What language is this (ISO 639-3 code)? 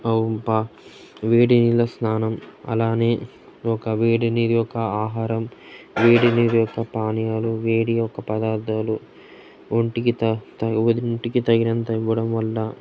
tel